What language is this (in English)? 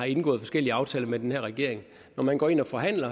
Danish